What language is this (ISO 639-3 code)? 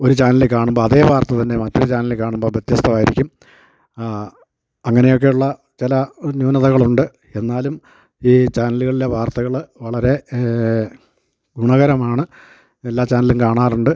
mal